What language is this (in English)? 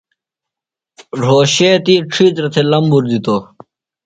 Phalura